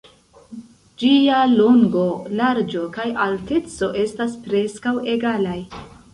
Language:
Esperanto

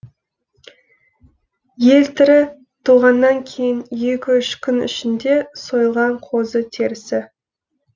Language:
Kazakh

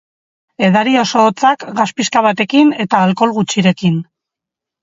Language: Basque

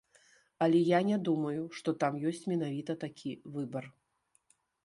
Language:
Belarusian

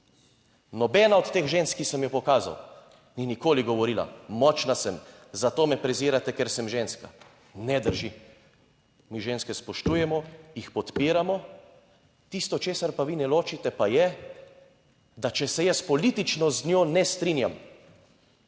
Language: Slovenian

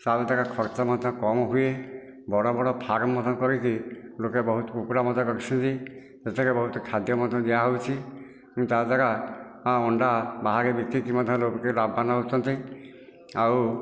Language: Odia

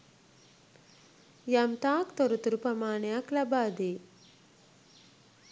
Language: Sinhala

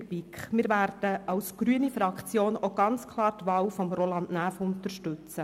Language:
Swiss German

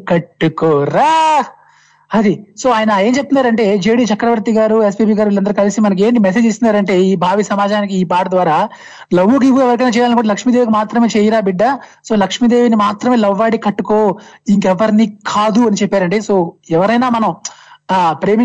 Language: Telugu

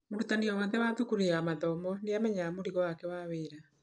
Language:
Kikuyu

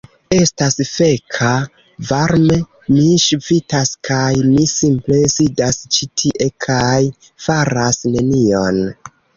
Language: Esperanto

